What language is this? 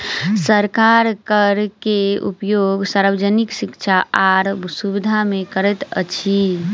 Maithili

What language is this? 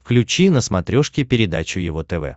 Russian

